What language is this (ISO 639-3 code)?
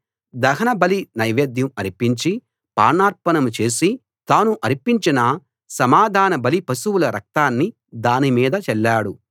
tel